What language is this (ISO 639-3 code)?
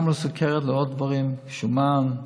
heb